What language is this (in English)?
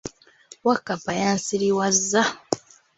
Ganda